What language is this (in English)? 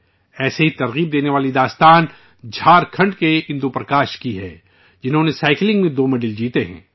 Urdu